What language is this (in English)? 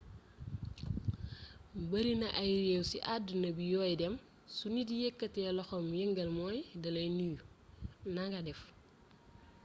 Wolof